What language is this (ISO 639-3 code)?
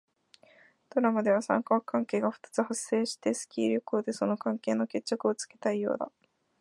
jpn